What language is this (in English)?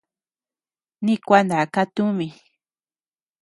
Tepeuxila Cuicatec